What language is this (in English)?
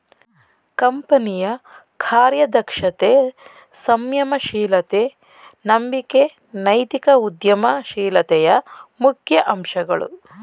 Kannada